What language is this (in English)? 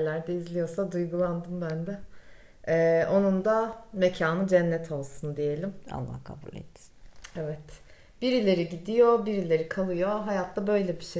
Turkish